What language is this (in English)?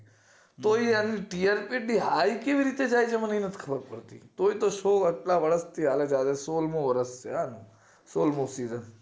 Gujarati